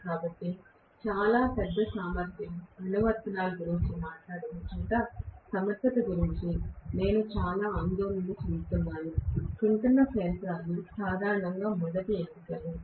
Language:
Telugu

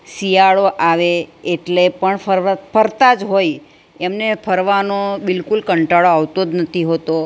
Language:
Gujarati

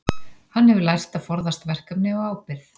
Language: Icelandic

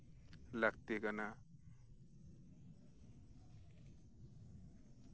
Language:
Santali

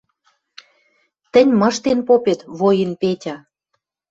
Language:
Western Mari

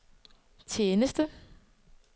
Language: Danish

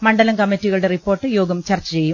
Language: Malayalam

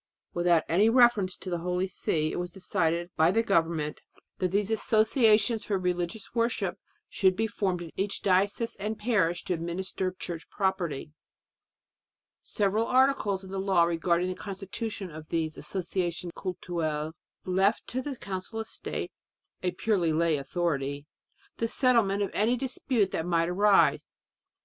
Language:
English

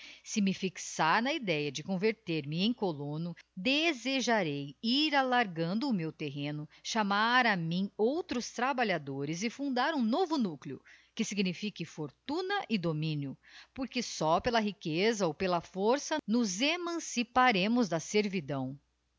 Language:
Portuguese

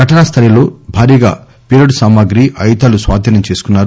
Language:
Telugu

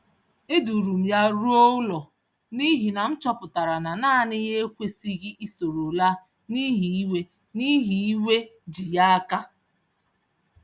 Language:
Igbo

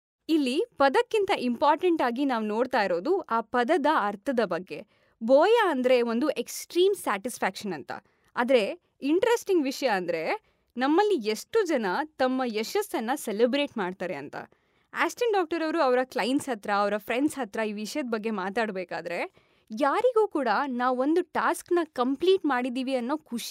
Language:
Kannada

